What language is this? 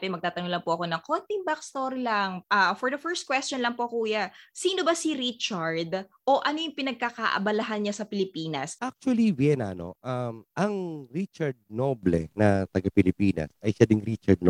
Filipino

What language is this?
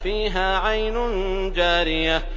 Arabic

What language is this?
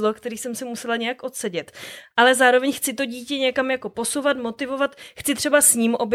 Czech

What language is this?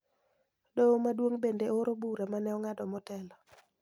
Luo (Kenya and Tanzania)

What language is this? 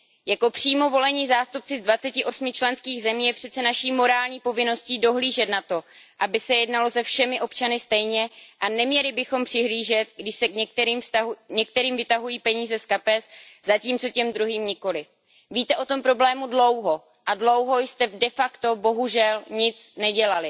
Czech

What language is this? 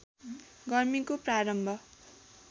Nepali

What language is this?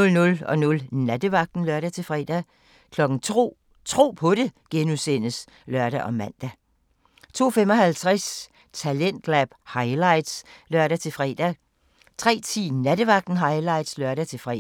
Danish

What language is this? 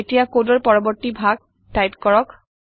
Assamese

